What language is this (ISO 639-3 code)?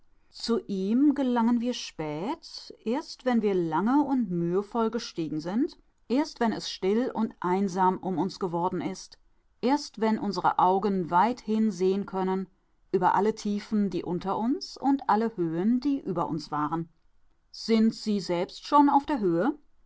deu